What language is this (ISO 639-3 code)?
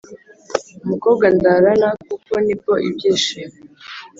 kin